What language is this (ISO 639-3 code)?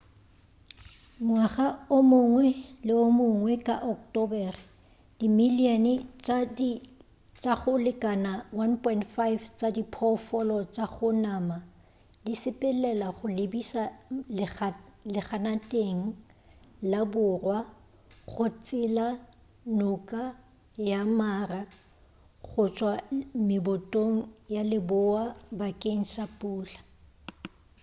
nso